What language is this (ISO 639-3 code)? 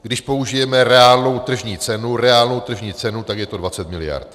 ces